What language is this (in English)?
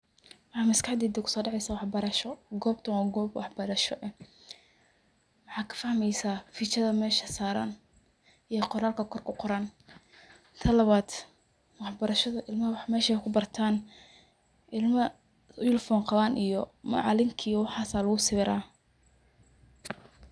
Somali